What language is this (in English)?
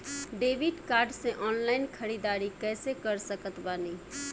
Bhojpuri